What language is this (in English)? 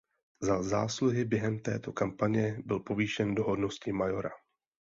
Czech